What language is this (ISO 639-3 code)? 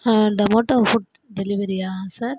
tam